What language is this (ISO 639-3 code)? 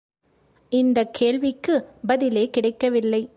tam